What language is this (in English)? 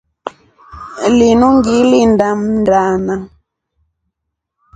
Rombo